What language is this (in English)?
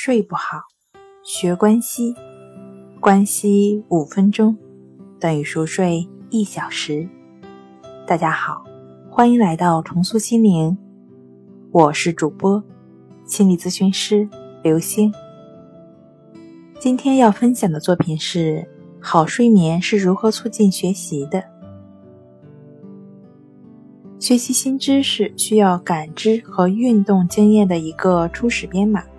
Chinese